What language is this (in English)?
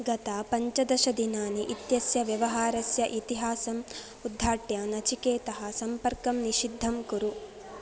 Sanskrit